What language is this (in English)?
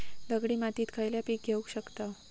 Marathi